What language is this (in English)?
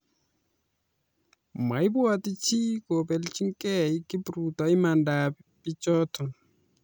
Kalenjin